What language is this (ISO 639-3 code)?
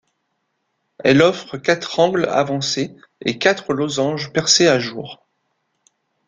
fra